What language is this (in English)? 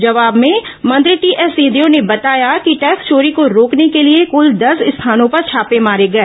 Hindi